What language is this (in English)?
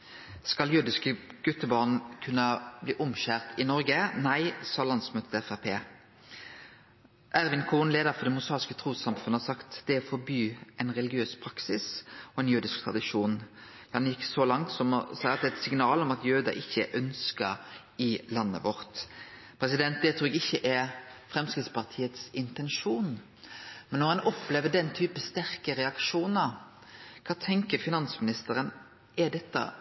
Norwegian Nynorsk